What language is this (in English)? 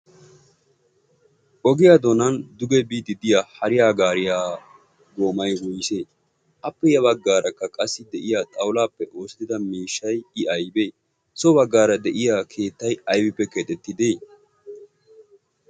Wolaytta